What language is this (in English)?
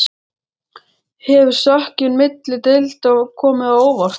Icelandic